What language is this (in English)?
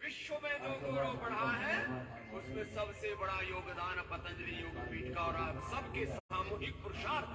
Hindi